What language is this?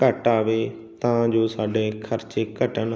Punjabi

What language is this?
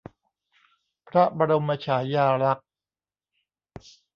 Thai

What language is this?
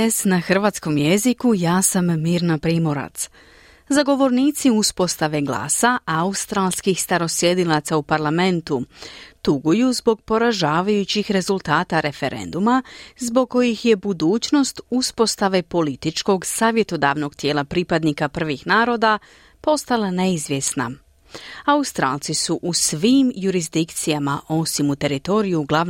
Croatian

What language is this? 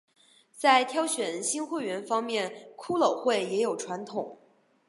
Chinese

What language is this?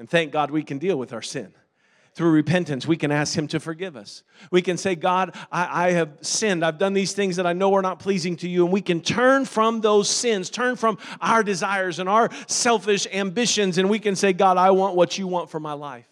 English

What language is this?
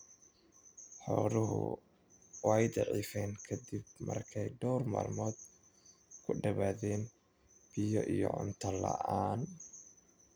Somali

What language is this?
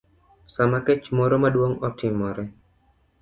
Luo (Kenya and Tanzania)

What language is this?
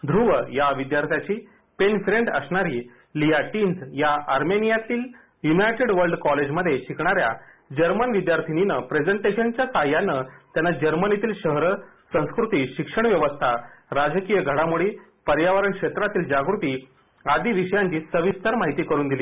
Marathi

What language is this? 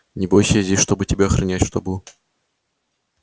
Russian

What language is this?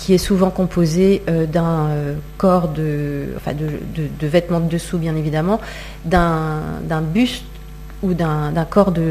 French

